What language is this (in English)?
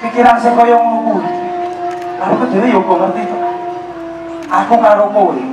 Thai